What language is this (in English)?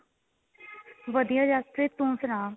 Punjabi